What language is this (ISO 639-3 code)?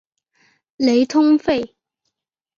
zho